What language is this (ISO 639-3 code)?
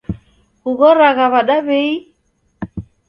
dav